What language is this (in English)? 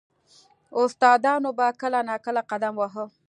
Pashto